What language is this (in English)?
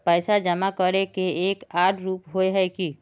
Magahi